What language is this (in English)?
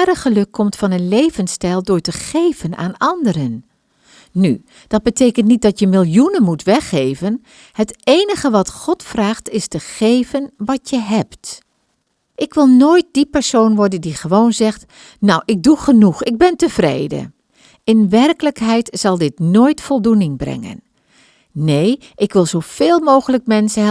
Dutch